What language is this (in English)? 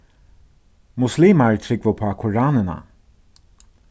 Faroese